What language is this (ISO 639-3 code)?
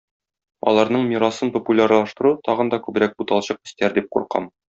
tat